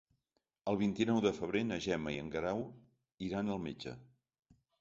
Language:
Catalan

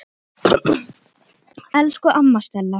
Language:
Icelandic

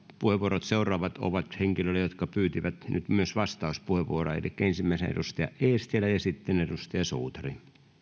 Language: Finnish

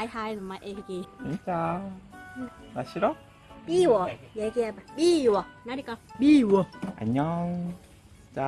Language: Korean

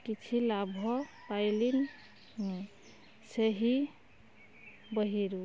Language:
Odia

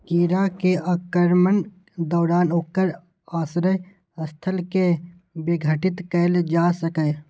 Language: Maithili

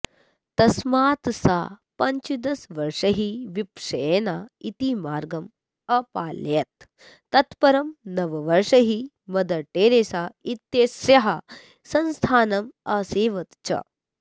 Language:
Sanskrit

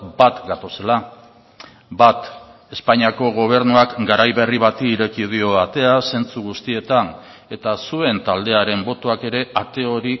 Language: Basque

